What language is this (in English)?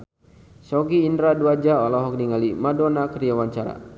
Sundanese